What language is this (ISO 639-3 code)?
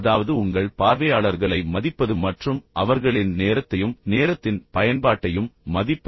tam